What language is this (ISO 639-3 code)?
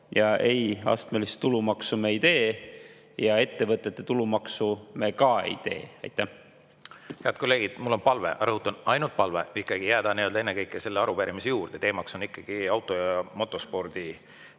est